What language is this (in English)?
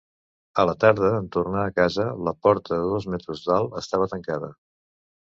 Catalan